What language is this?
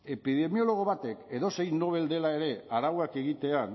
Basque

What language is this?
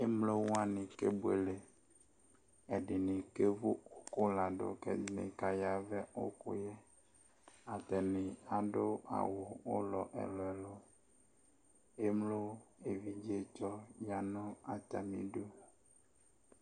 Ikposo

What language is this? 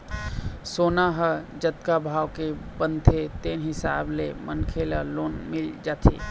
Chhattisgarhi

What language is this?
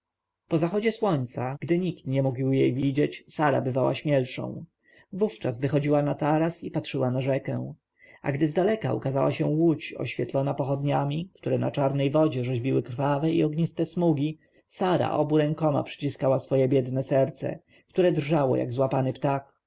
Polish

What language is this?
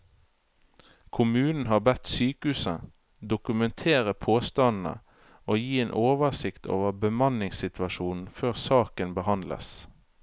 Norwegian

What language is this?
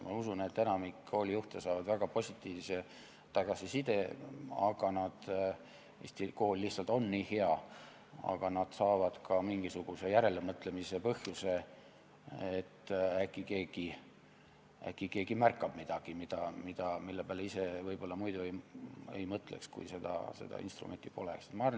Estonian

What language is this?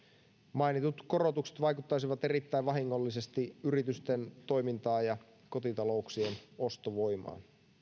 Finnish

